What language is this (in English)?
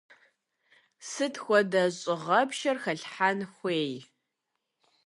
Kabardian